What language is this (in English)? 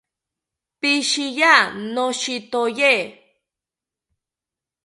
South Ucayali Ashéninka